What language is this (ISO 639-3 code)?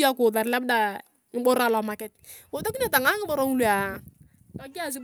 tuv